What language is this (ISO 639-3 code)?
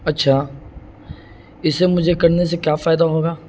urd